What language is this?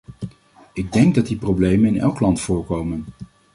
Dutch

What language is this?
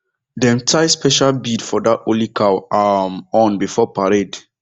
Nigerian Pidgin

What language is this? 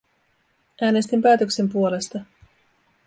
Finnish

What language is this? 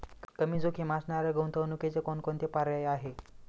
Marathi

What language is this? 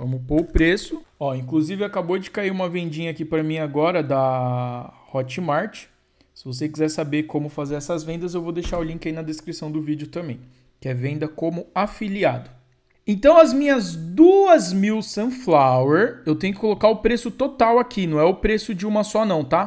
Portuguese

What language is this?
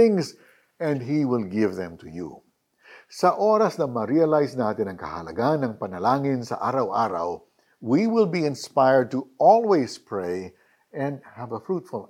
Filipino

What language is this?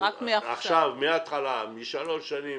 Hebrew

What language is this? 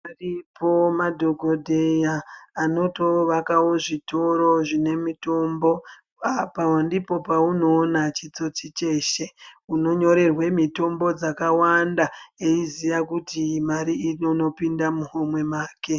Ndau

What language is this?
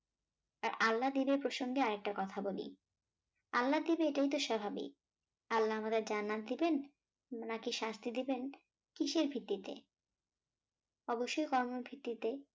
Bangla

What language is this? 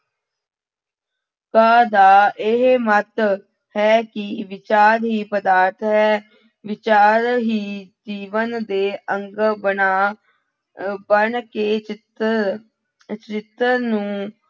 Punjabi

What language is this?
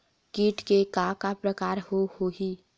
Chhattisgarhi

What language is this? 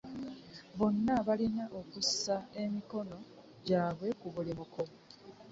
Ganda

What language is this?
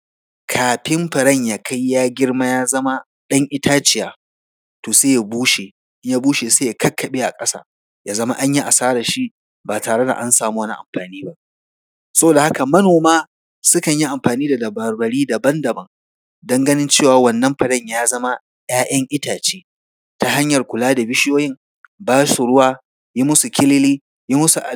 Hausa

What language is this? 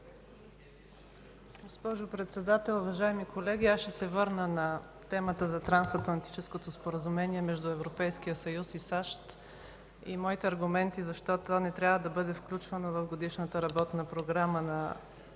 Bulgarian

